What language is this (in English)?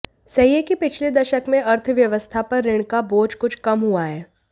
Hindi